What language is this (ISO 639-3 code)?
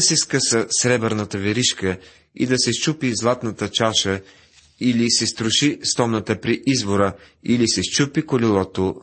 bul